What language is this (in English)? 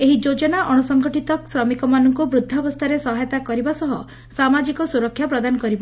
Odia